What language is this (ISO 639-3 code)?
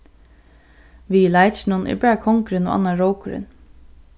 fao